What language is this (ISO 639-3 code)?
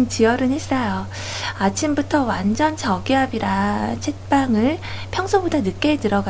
kor